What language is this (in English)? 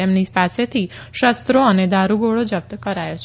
Gujarati